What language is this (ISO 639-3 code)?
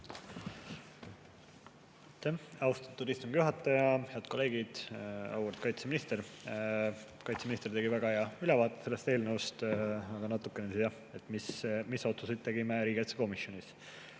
est